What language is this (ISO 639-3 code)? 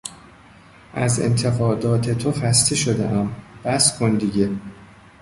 fas